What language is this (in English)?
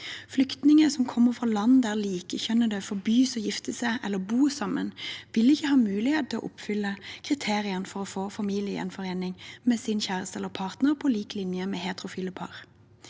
Norwegian